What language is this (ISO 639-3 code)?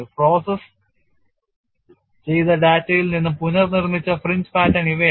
mal